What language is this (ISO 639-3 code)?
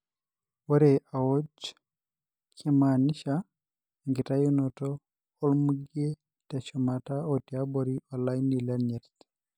mas